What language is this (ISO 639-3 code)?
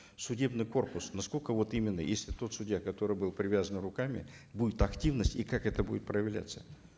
kaz